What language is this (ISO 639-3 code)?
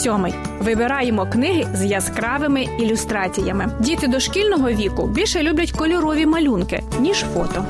ukr